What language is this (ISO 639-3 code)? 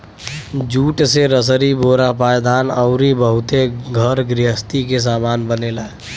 bho